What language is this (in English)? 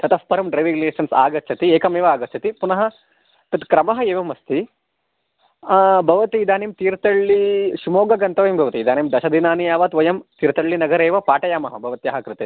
Sanskrit